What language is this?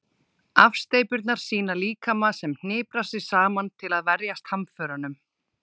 Icelandic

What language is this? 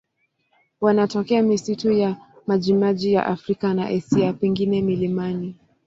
Swahili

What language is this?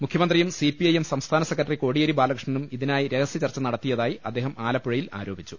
Malayalam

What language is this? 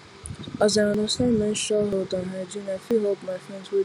Nigerian Pidgin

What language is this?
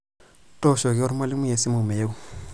Masai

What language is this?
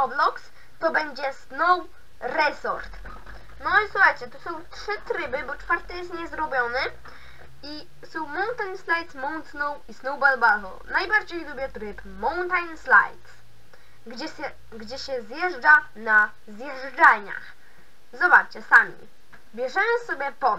Polish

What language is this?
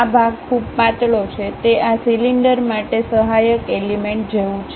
Gujarati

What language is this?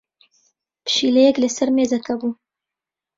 Central Kurdish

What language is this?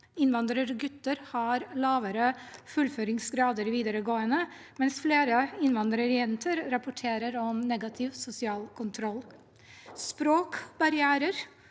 Norwegian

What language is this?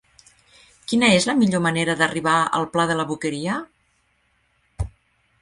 Catalan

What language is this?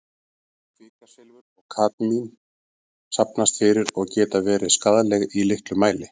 Icelandic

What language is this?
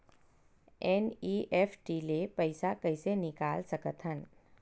Chhattisgarhi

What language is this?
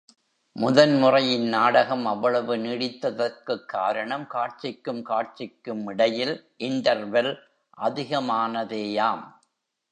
Tamil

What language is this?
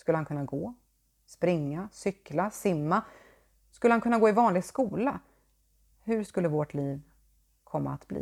Swedish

